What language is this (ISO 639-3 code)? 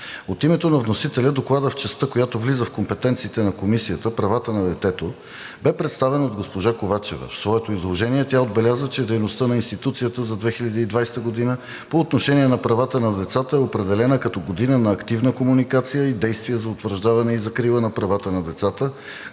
bul